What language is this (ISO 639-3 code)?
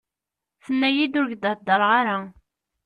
kab